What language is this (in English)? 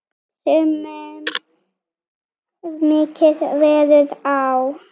Icelandic